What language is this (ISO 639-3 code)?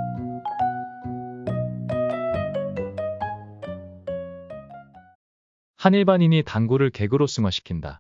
kor